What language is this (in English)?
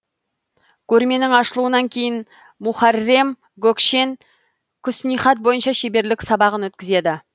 Kazakh